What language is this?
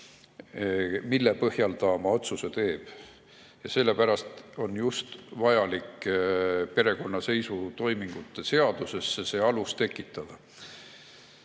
Estonian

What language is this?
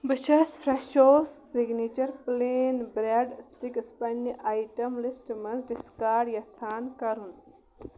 Kashmiri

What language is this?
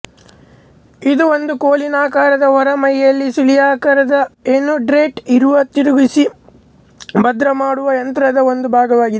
Kannada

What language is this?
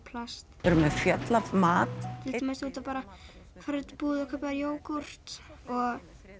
Icelandic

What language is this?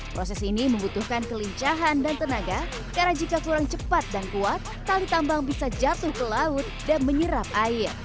Indonesian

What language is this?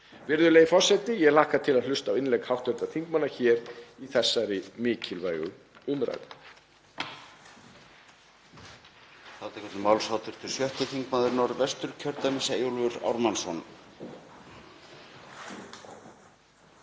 Icelandic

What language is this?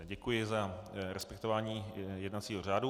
Czech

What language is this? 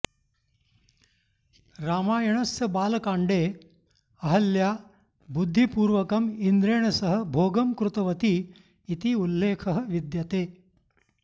Sanskrit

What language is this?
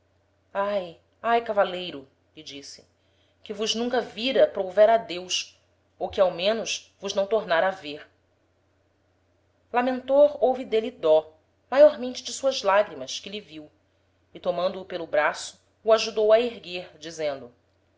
Portuguese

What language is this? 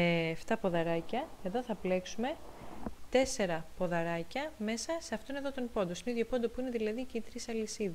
Greek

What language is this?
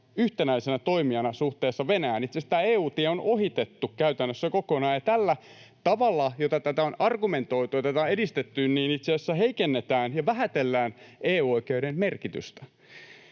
Finnish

